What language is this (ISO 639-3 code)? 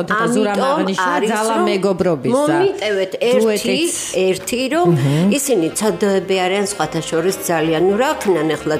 ron